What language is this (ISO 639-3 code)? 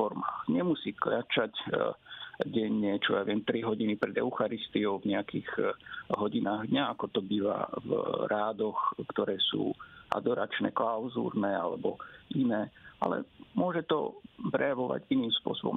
slk